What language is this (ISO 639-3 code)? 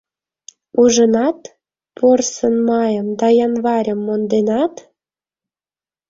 chm